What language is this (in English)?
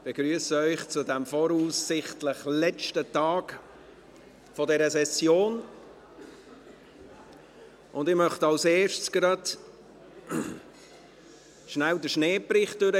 Swiss German